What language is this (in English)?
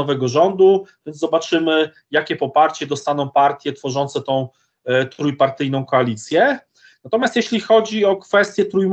Polish